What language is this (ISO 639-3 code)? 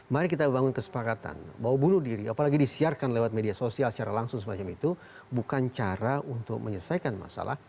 ind